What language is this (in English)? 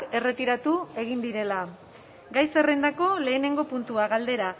Basque